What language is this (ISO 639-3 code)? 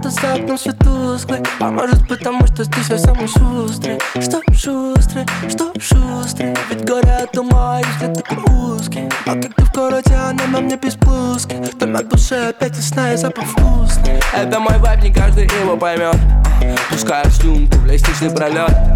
rus